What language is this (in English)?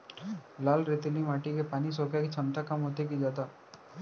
Chhattisgarhi